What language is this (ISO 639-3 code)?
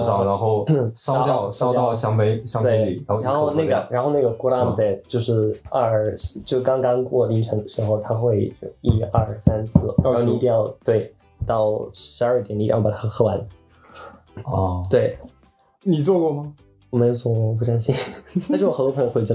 zho